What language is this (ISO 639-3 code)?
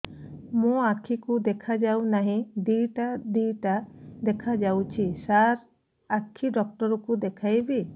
ori